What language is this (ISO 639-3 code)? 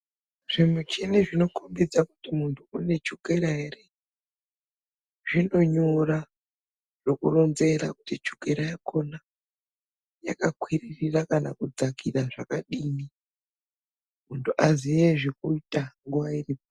ndc